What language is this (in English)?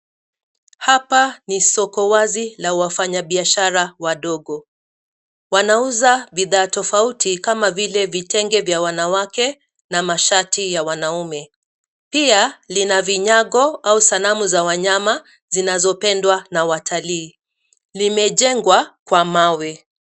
Swahili